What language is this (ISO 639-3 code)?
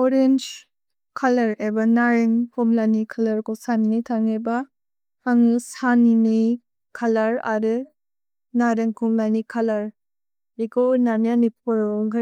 brx